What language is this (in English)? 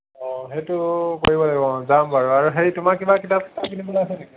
Assamese